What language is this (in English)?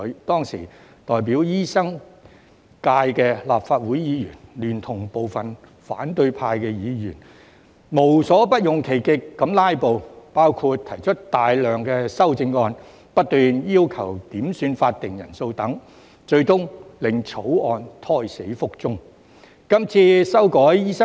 Cantonese